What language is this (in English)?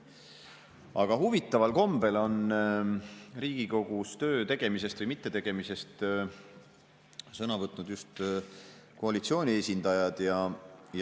Estonian